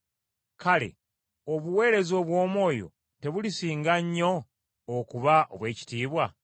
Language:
Ganda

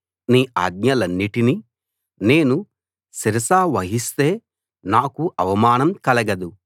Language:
Telugu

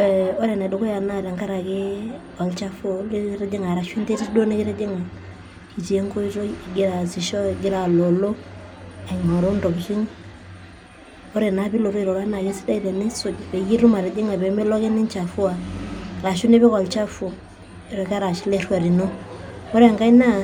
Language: Masai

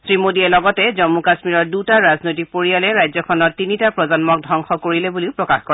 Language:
Assamese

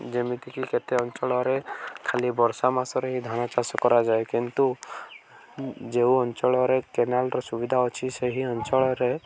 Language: Odia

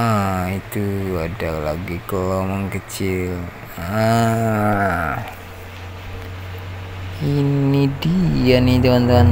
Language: Indonesian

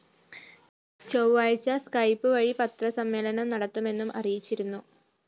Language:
Malayalam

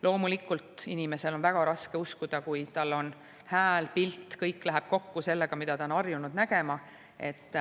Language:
Estonian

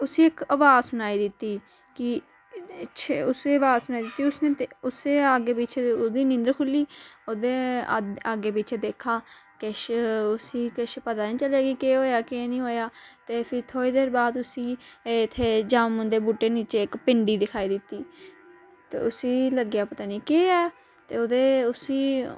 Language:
Dogri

